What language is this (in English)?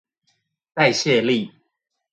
Chinese